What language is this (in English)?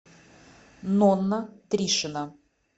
Russian